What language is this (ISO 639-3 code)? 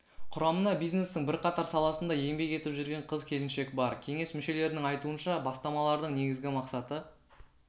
kaz